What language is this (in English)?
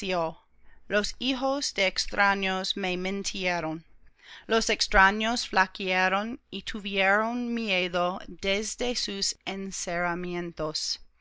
Spanish